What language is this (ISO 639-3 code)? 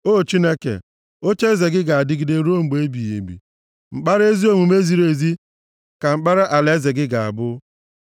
ibo